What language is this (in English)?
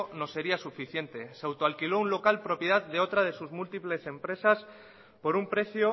Spanish